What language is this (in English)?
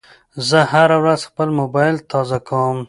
Pashto